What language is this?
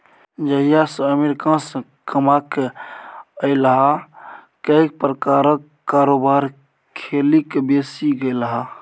Maithili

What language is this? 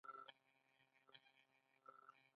Pashto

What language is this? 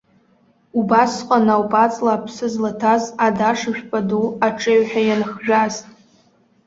Abkhazian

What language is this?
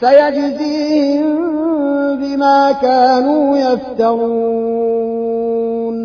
Arabic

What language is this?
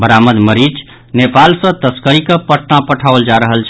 Maithili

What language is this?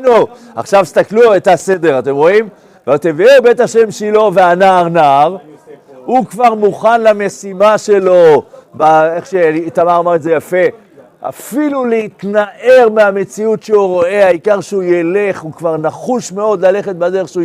Hebrew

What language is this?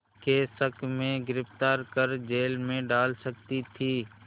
Hindi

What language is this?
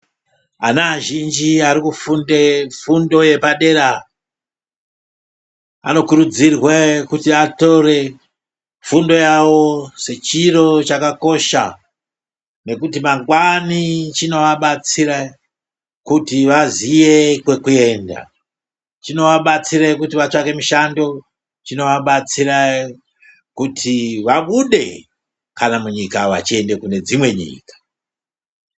Ndau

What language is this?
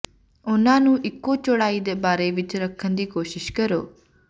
Punjabi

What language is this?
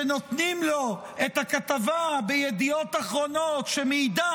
Hebrew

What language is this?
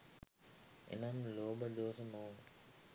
Sinhala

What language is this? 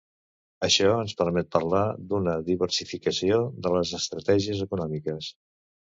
Catalan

